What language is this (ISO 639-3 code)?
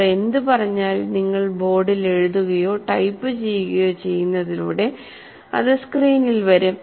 mal